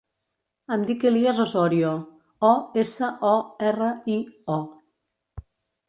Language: Catalan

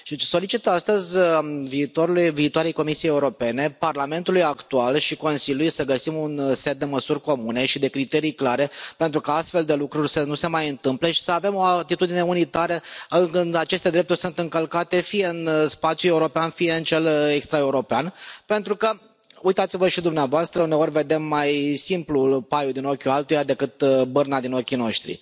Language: Romanian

